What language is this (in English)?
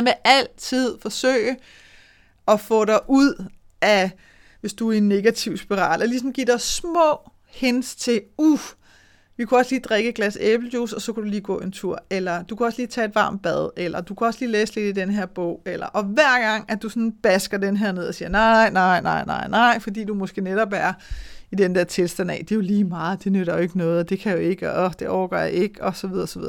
Danish